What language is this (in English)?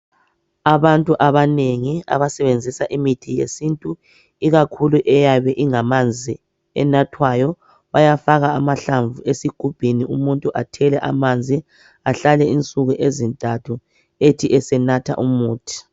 North Ndebele